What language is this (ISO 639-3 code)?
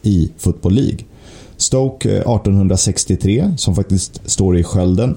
swe